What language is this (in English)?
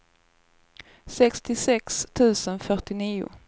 Swedish